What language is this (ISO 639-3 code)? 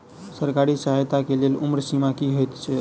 mai